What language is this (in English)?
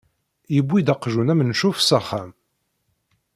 Kabyle